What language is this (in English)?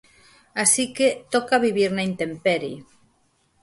Galician